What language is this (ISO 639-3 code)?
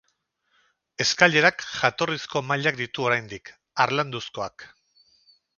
eus